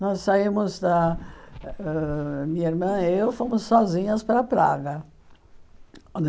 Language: Portuguese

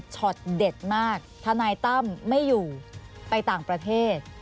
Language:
Thai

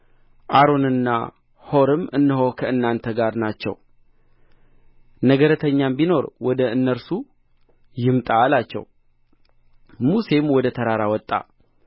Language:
Amharic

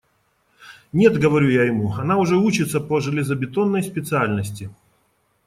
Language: Russian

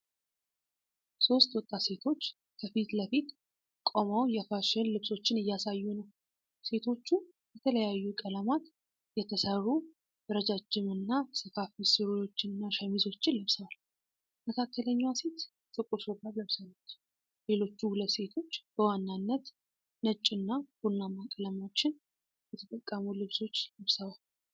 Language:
Amharic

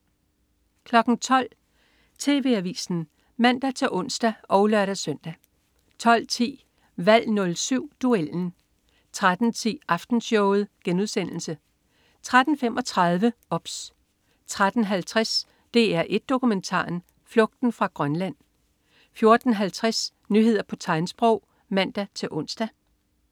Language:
Danish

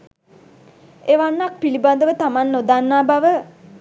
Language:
Sinhala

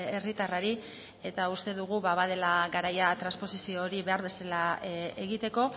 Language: Basque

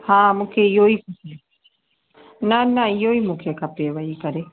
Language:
Sindhi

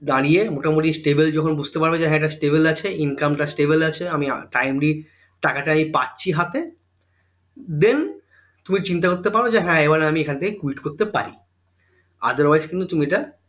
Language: Bangla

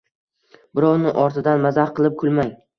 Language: Uzbek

